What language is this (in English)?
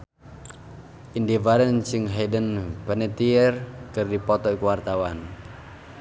Sundanese